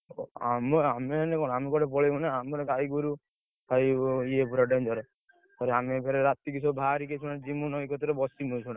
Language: Odia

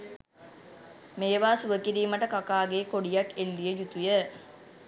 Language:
Sinhala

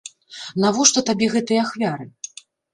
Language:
Belarusian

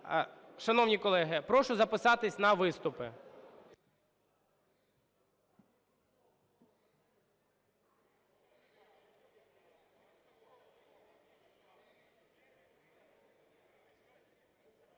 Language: Ukrainian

